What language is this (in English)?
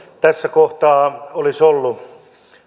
Finnish